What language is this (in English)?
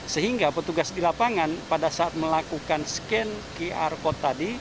Indonesian